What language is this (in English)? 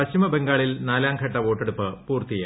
Malayalam